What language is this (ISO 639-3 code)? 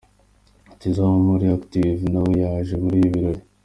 kin